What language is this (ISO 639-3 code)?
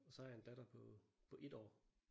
dan